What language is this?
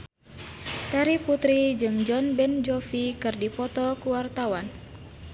Sundanese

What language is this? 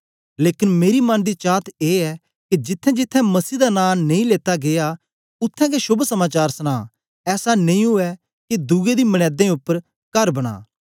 Dogri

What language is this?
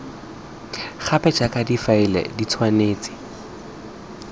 Tswana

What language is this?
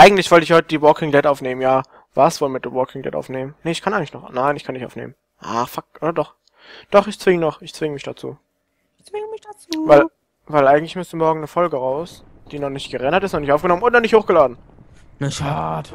German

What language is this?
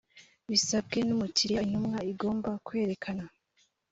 Kinyarwanda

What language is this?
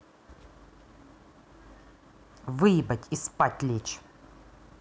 Russian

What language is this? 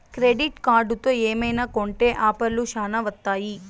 Telugu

